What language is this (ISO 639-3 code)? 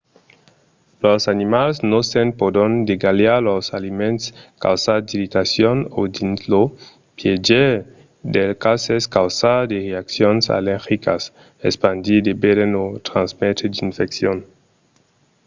oci